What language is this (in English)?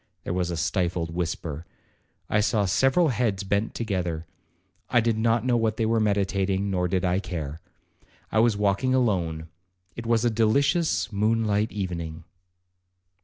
English